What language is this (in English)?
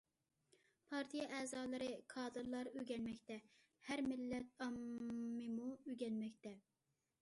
Uyghur